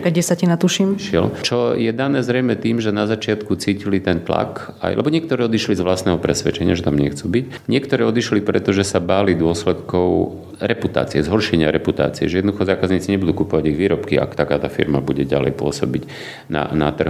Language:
Slovak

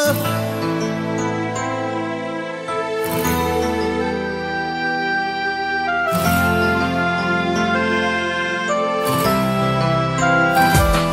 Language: Romanian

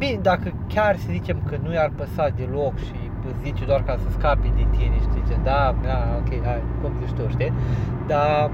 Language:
Romanian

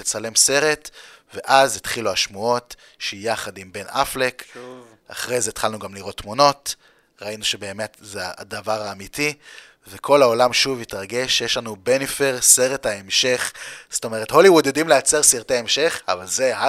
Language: Hebrew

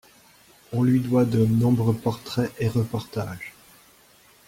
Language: French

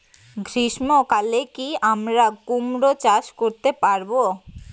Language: Bangla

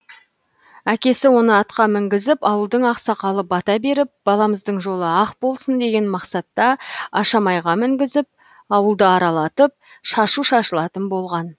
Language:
Kazakh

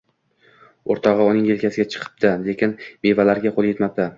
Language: Uzbek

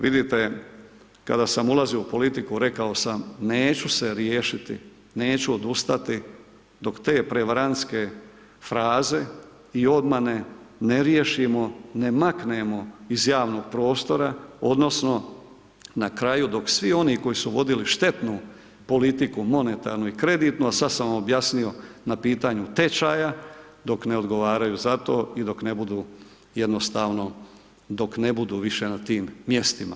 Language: Croatian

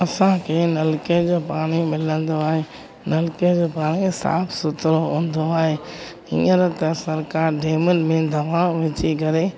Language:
Sindhi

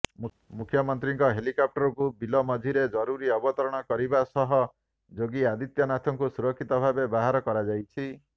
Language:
Odia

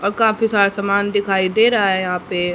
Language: Hindi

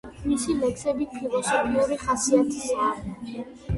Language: Georgian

